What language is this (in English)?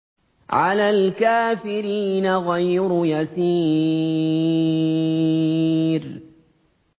Arabic